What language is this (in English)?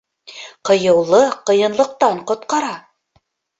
Bashkir